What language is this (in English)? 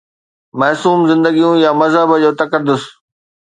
Sindhi